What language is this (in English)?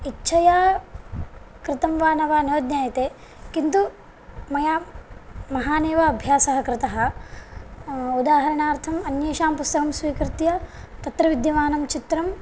Sanskrit